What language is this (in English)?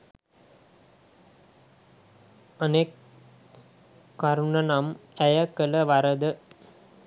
Sinhala